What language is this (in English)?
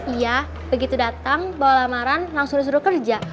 Indonesian